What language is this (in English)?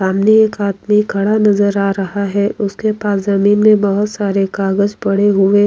Hindi